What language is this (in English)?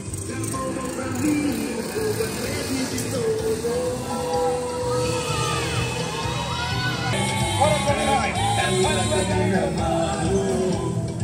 Portuguese